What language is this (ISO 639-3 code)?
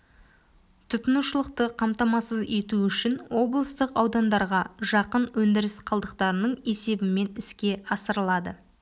kaz